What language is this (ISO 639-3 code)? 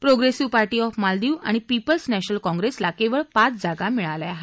mar